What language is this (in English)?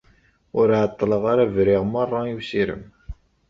Kabyle